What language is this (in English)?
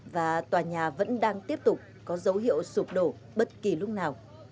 Vietnamese